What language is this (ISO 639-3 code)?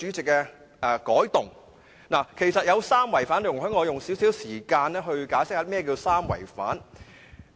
yue